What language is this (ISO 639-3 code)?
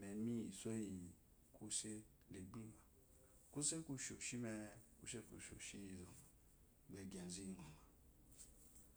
afo